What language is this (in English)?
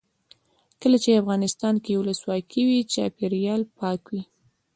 Pashto